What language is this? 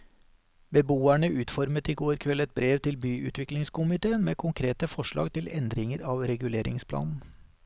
Norwegian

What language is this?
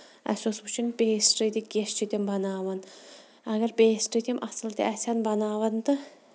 Kashmiri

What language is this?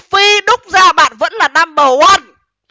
Vietnamese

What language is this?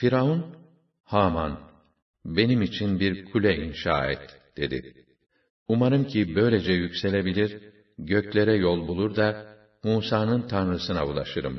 Turkish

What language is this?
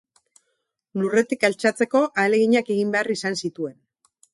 Basque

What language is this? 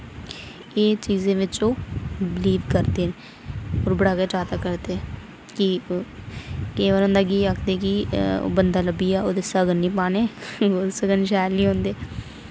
Dogri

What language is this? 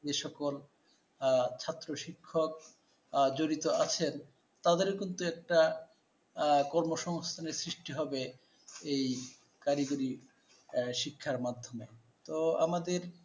Bangla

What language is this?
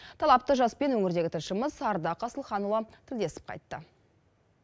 Kazakh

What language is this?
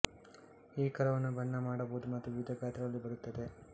Kannada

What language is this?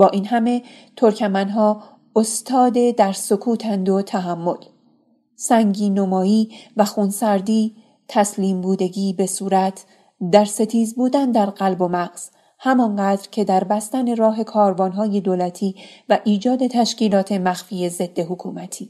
Persian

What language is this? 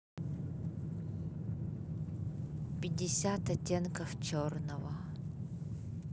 Russian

